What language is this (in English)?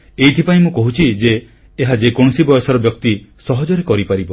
Odia